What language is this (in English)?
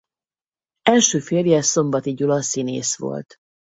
Hungarian